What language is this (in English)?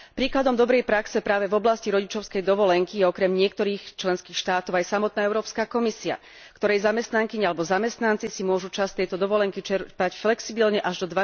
Slovak